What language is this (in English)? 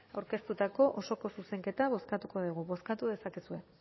Basque